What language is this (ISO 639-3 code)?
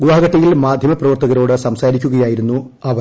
mal